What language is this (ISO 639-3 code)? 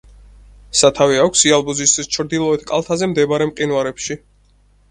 kat